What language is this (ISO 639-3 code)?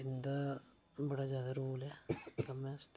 doi